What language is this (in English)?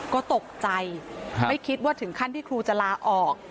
Thai